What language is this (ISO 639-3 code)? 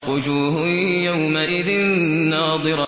ara